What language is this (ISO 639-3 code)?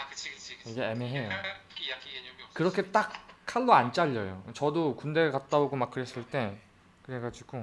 kor